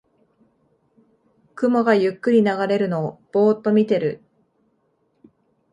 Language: Japanese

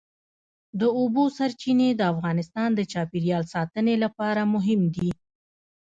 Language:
Pashto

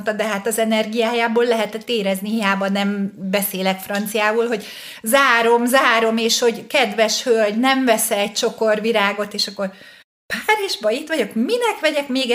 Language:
Hungarian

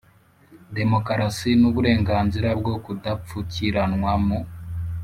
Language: Kinyarwanda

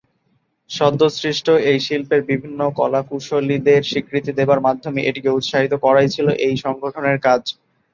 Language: Bangla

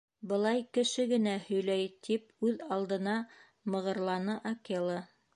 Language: Bashkir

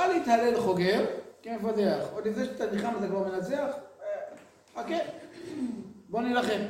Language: Hebrew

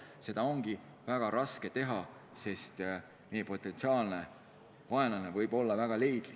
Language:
Estonian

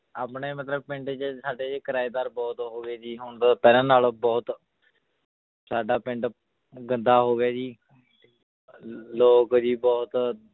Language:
Punjabi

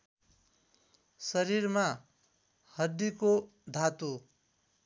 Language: Nepali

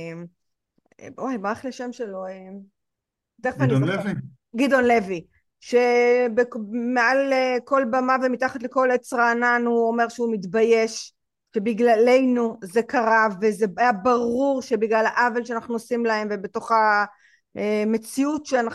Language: Hebrew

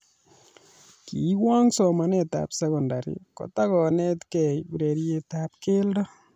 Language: Kalenjin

